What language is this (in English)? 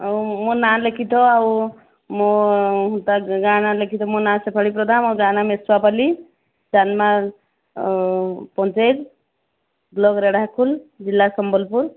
Odia